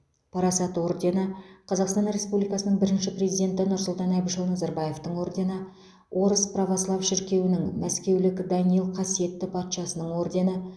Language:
Kazakh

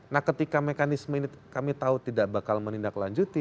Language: Indonesian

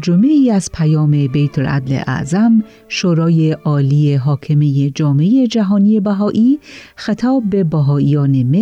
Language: Persian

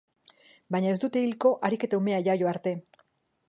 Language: Basque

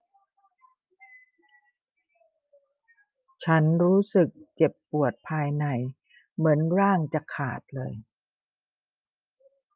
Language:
Thai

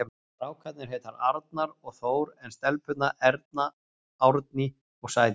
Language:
Icelandic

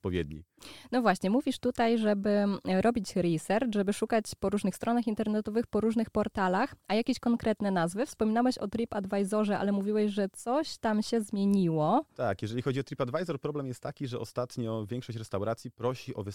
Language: Polish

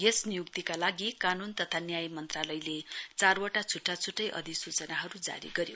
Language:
Nepali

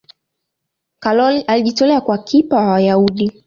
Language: Swahili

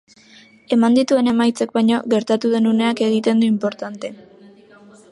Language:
Basque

